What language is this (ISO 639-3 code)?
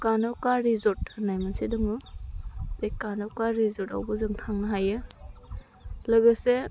brx